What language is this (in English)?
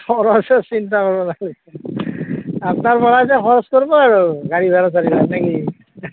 Assamese